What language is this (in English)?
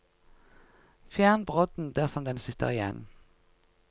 Norwegian